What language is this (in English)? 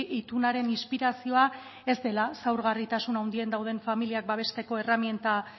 Basque